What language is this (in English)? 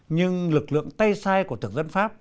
Vietnamese